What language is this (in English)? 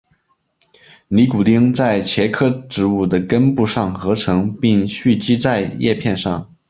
Chinese